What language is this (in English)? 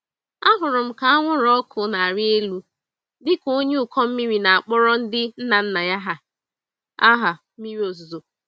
Igbo